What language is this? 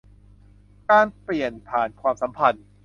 Thai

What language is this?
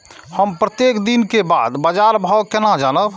Maithili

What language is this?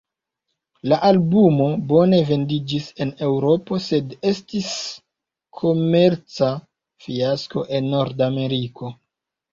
Esperanto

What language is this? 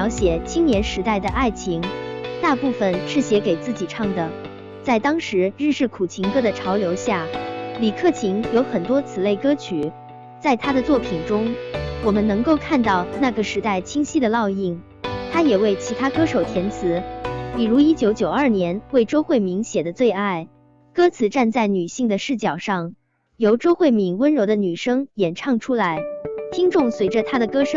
Chinese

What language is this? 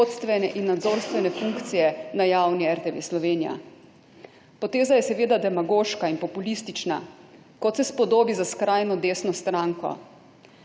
Slovenian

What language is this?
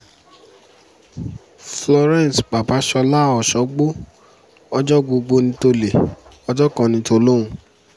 Yoruba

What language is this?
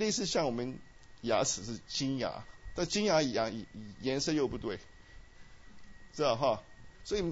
Chinese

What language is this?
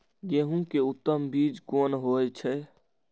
Maithili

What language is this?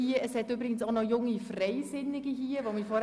Swiss German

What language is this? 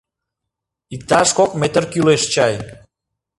Mari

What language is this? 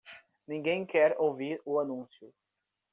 Portuguese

